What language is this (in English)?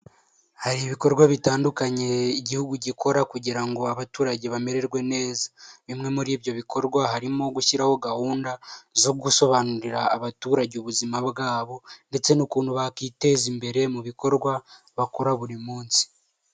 Kinyarwanda